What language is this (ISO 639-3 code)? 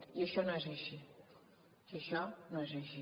cat